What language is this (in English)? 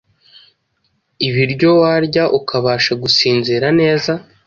Kinyarwanda